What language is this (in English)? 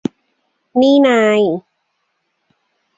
Thai